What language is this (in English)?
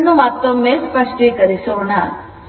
Kannada